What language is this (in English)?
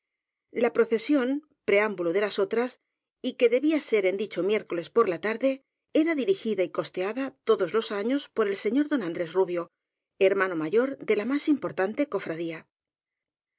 Spanish